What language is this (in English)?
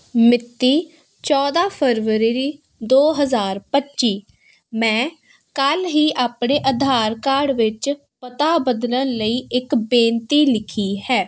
Punjabi